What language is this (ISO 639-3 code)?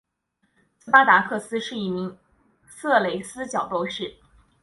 zho